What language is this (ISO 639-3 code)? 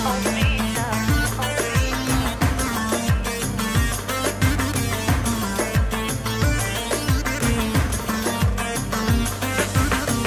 ron